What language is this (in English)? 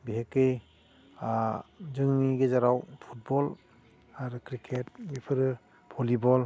Bodo